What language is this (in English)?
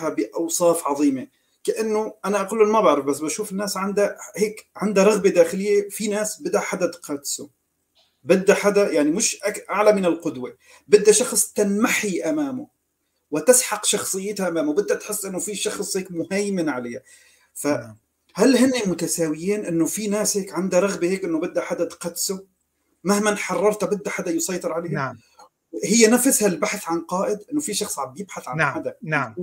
Arabic